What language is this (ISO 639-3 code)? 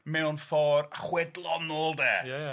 cym